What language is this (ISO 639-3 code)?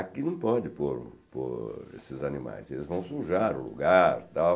por